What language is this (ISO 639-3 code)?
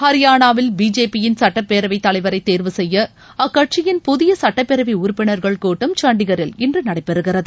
tam